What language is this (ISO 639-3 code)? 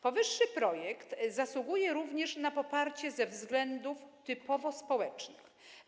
pol